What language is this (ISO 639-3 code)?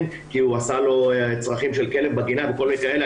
heb